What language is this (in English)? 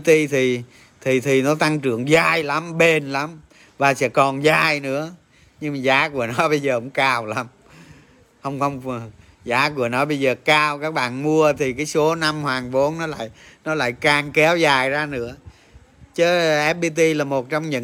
Vietnamese